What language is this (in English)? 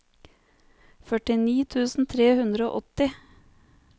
Norwegian